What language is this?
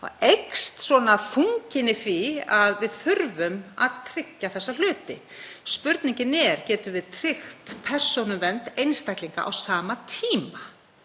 Icelandic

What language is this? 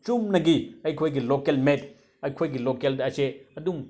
Manipuri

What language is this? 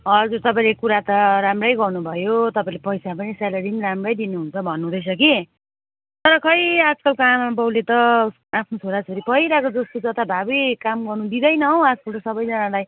Nepali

